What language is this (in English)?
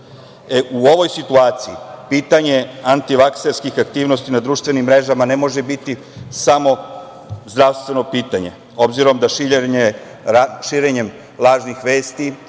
Serbian